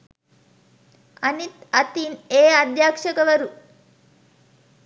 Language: Sinhala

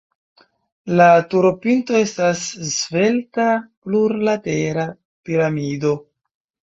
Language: Esperanto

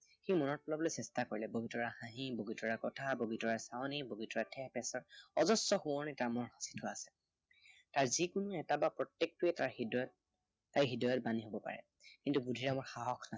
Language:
Assamese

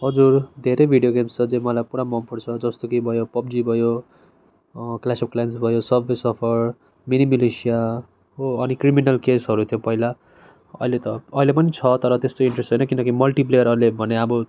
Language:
Nepali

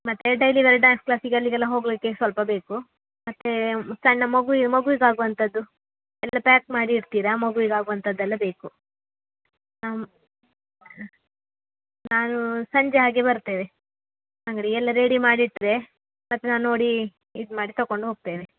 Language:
Kannada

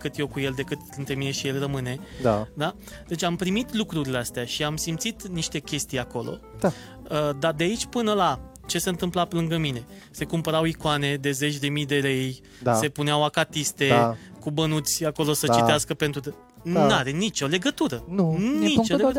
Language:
Romanian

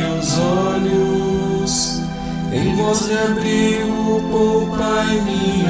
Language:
Portuguese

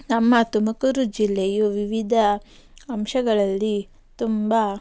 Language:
Kannada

